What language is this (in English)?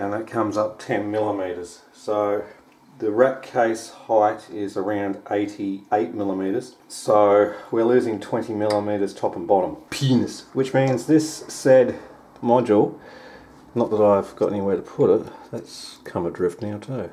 English